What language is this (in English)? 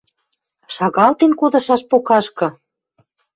Western Mari